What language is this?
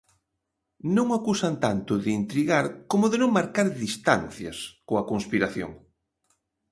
Galician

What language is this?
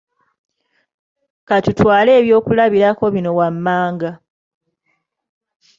Ganda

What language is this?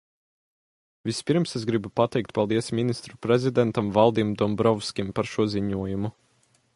Latvian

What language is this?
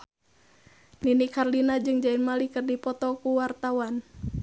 Sundanese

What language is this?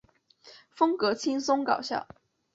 Chinese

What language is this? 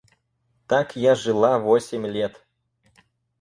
Russian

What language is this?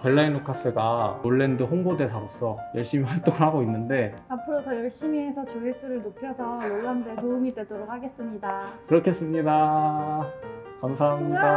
Korean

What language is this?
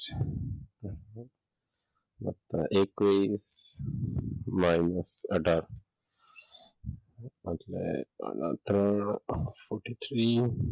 Gujarati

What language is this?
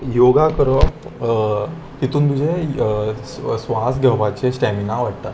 Konkani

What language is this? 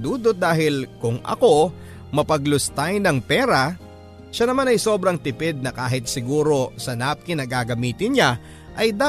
Filipino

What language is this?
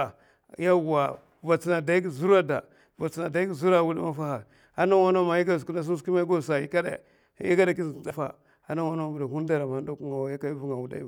Mafa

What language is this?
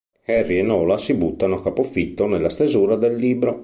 Italian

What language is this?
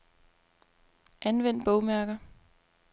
Danish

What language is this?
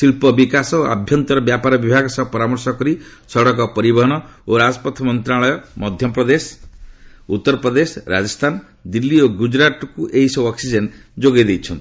Odia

